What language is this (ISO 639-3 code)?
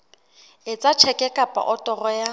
sot